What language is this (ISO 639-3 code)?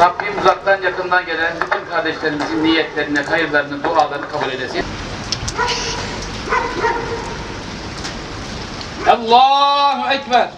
tur